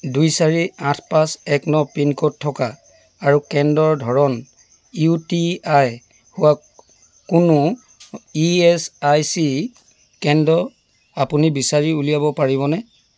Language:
Assamese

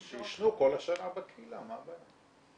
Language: Hebrew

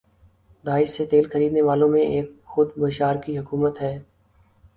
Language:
Urdu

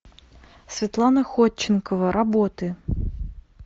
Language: Russian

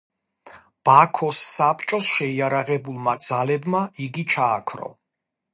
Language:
Georgian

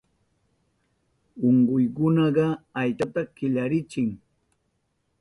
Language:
Southern Pastaza Quechua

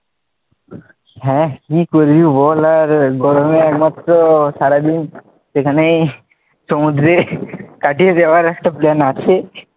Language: Bangla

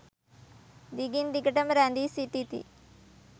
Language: Sinhala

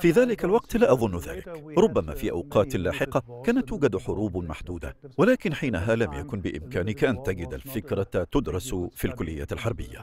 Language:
Arabic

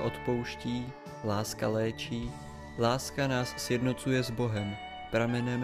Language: Czech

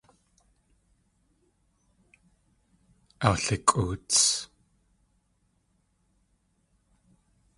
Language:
Tlingit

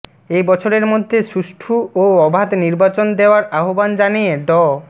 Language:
Bangla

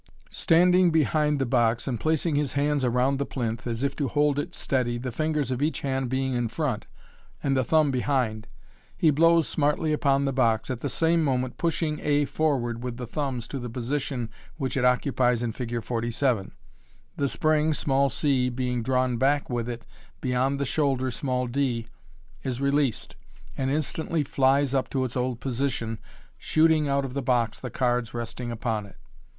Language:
English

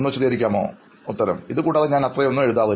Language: Malayalam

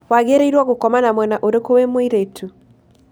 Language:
Kikuyu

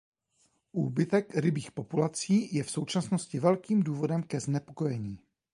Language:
Czech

